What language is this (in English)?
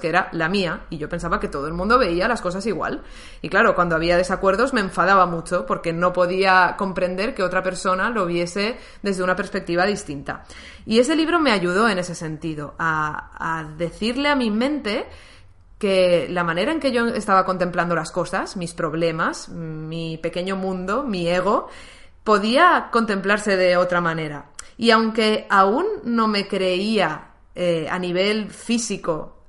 Spanish